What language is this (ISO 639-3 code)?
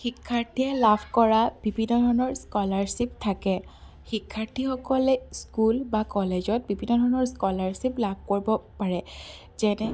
asm